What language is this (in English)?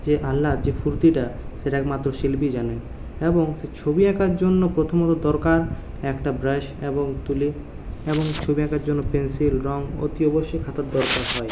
Bangla